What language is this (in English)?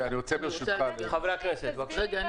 Hebrew